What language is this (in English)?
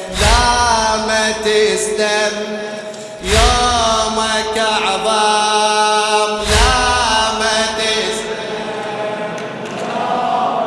Arabic